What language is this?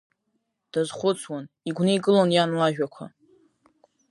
Abkhazian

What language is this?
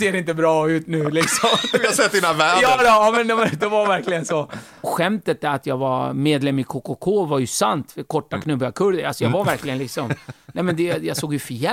Swedish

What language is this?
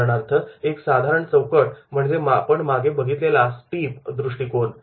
Marathi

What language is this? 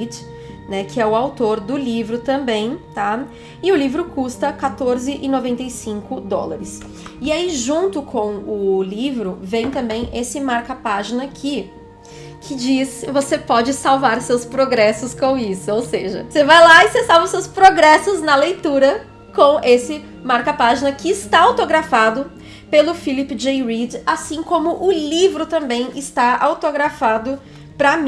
Portuguese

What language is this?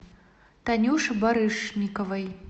Russian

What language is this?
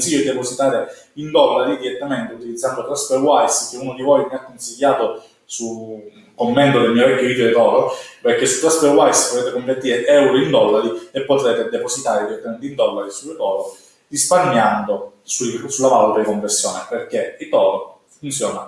Italian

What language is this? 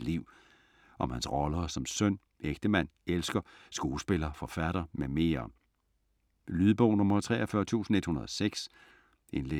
Danish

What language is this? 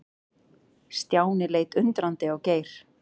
Icelandic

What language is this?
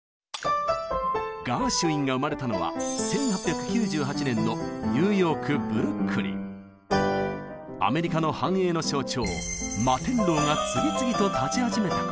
Japanese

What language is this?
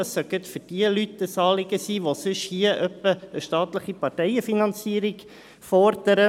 Swiss German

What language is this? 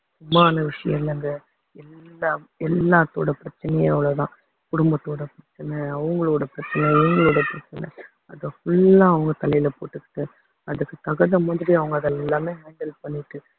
Tamil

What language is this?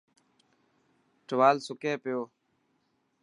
Dhatki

